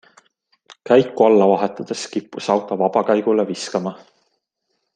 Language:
Estonian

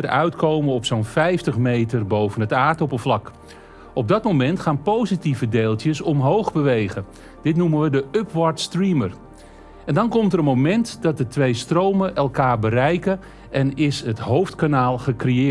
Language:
Dutch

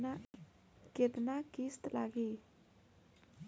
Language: Bhojpuri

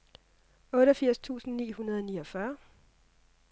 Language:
Danish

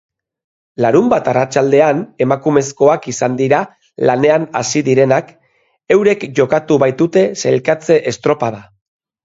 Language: Basque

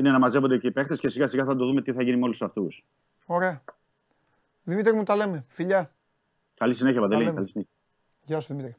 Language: Greek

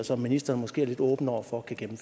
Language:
Danish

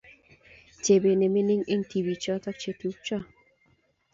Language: Kalenjin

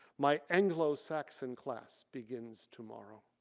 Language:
English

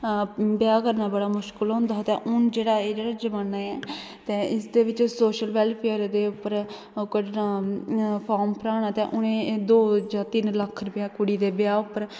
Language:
Dogri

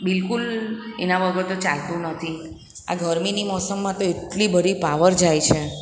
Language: Gujarati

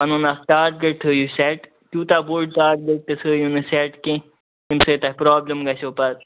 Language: Kashmiri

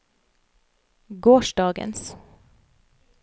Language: Norwegian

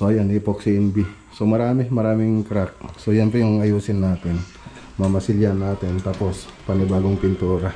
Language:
Filipino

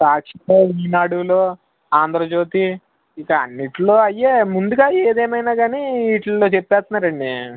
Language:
Telugu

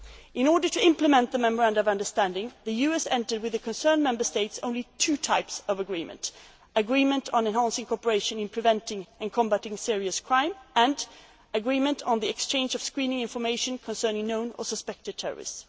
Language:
English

